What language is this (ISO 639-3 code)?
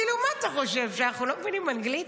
heb